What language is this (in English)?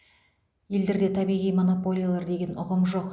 Kazakh